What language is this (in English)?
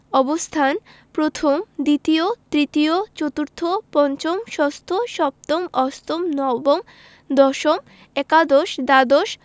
Bangla